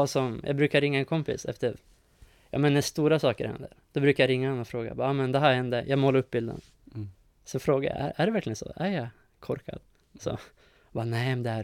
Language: Swedish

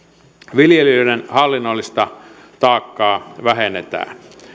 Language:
Finnish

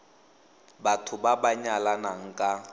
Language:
Tswana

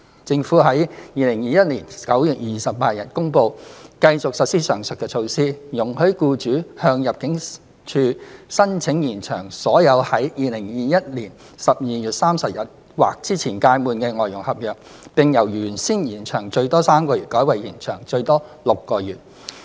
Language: Cantonese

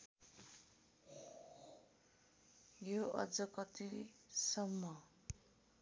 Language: Nepali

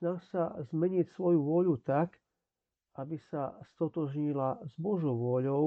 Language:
Slovak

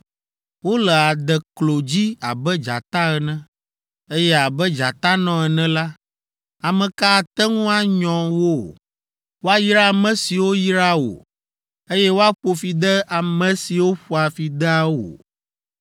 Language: Ewe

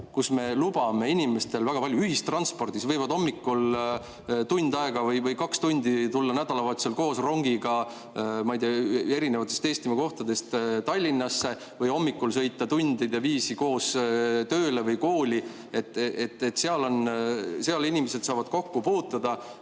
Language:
Estonian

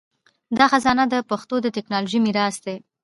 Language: Pashto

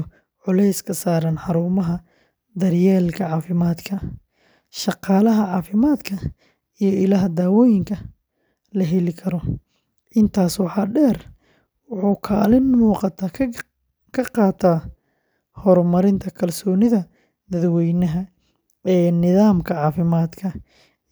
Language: Somali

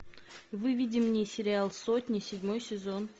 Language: Russian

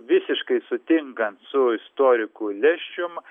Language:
Lithuanian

